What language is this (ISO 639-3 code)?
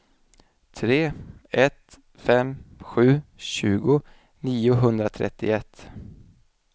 swe